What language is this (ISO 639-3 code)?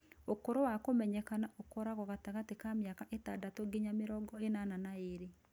kik